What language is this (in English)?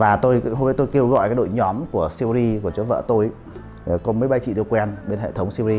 Vietnamese